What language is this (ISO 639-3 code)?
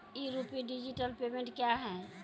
mai